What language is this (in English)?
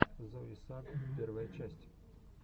Russian